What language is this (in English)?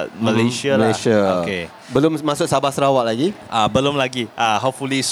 Malay